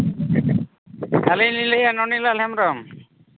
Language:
Santali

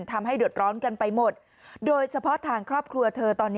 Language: Thai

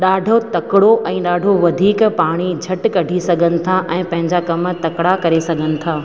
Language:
Sindhi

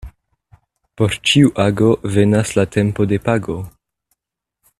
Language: Esperanto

